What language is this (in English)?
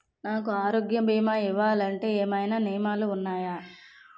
Telugu